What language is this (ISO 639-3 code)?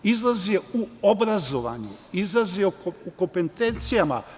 srp